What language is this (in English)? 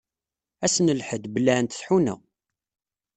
Kabyle